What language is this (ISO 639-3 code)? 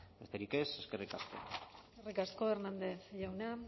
eus